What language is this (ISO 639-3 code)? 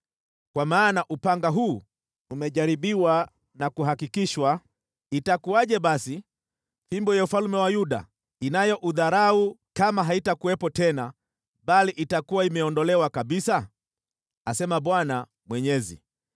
swa